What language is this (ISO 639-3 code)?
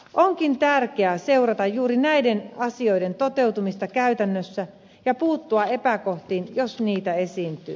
fin